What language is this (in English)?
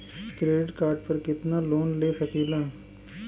Bhojpuri